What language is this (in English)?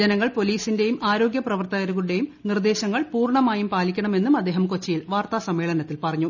Malayalam